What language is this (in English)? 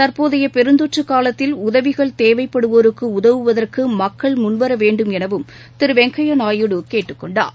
Tamil